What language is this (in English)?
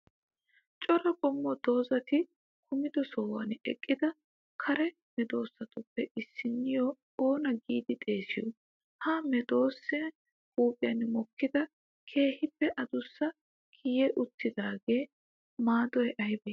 Wolaytta